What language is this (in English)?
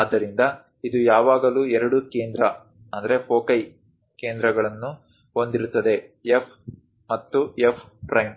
Kannada